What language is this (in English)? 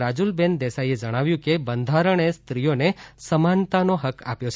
Gujarati